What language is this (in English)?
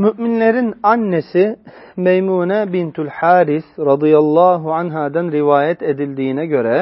Turkish